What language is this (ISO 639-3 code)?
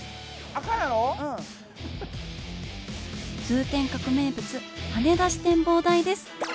jpn